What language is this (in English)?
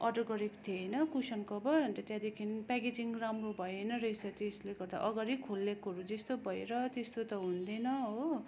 Nepali